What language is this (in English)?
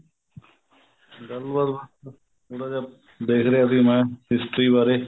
Punjabi